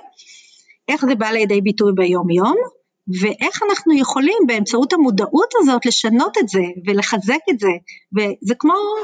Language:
Hebrew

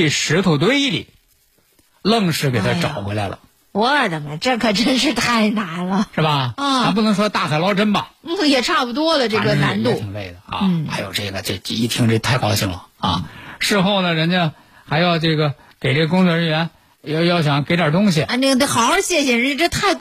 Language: Chinese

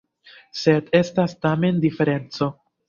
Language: Esperanto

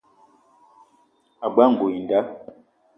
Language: Eton (Cameroon)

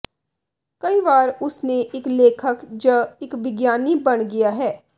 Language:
Punjabi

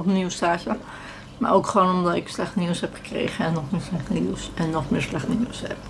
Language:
Dutch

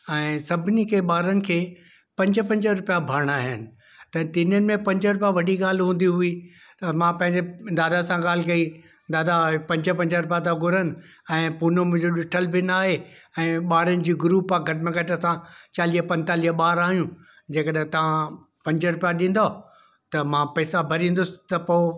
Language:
Sindhi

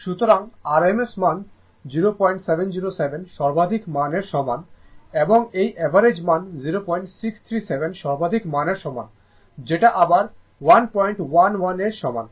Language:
Bangla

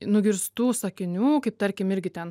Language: Lithuanian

